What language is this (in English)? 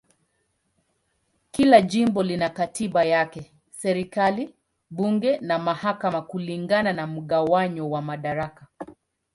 Swahili